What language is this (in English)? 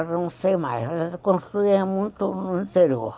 Portuguese